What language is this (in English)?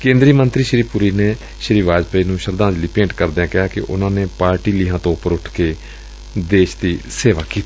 Punjabi